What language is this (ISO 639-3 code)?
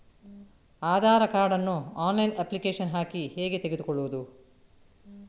kan